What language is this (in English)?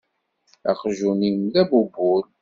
Kabyle